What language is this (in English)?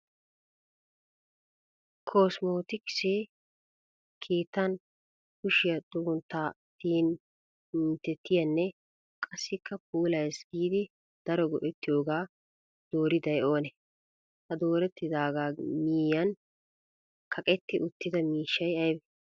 Wolaytta